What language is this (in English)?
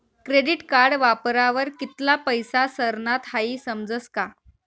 Marathi